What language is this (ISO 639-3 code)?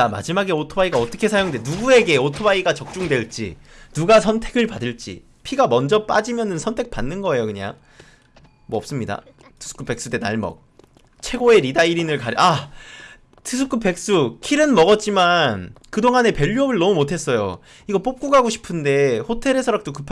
kor